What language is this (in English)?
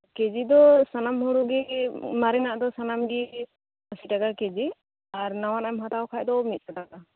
Santali